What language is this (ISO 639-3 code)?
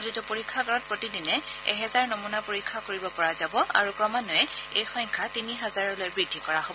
asm